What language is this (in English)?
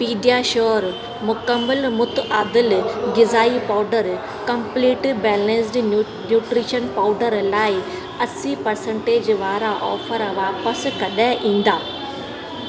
Sindhi